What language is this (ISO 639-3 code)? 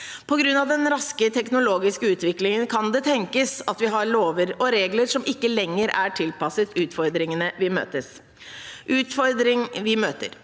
nor